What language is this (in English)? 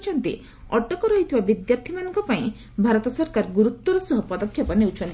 Odia